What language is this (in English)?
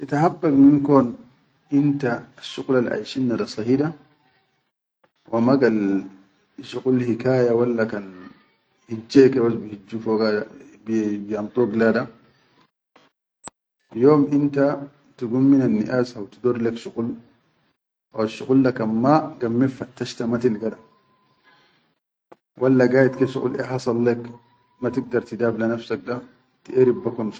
Chadian Arabic